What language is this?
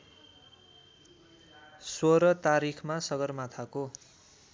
Nepali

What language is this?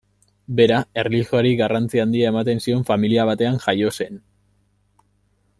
Basque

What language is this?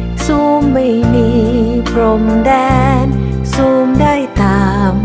Thai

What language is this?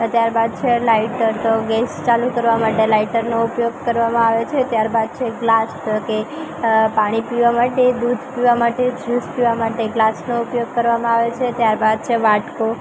Gujarati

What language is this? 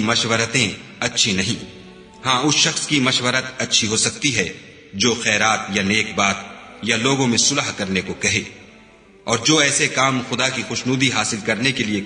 Urdu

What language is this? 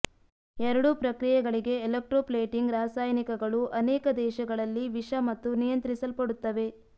Kannada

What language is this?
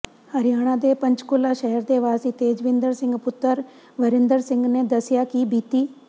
Punjabi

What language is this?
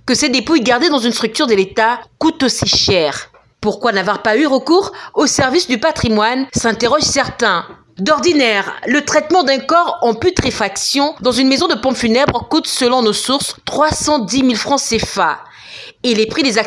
French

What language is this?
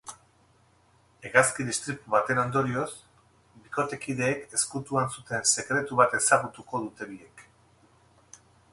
Basque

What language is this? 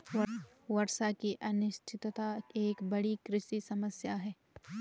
Hindi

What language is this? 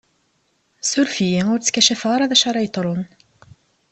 Kabyle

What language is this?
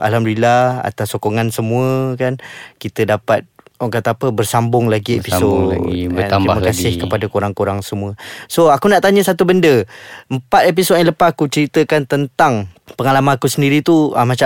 Malay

